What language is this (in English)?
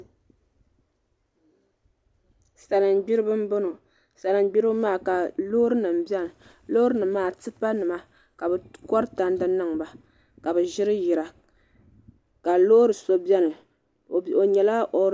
Dagbani